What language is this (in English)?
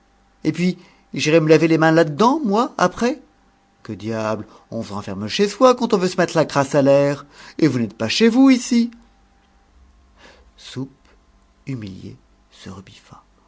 French